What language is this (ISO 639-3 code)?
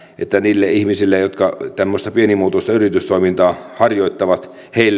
fin